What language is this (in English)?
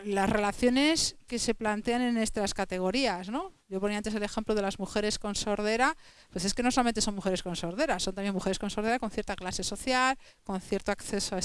Spanish